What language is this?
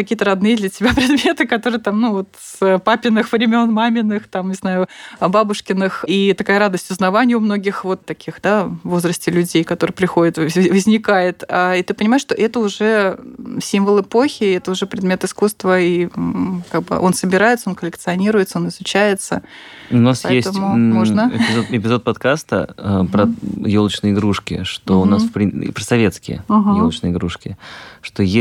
Russian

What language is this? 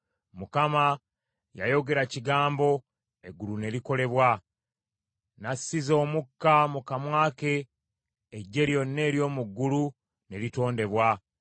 Ganda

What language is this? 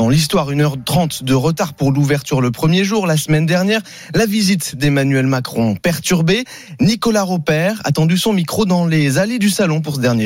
French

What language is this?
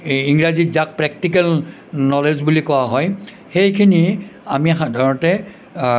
Assamese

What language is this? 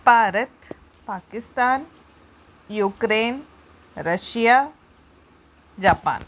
Punjabi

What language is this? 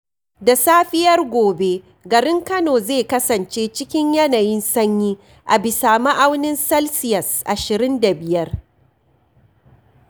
Hausa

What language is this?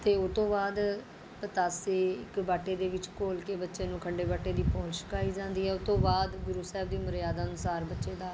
Punjabi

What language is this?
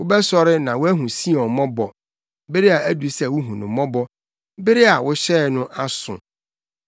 Akan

